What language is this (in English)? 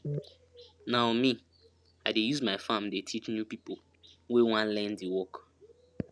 Nigerian Pidgin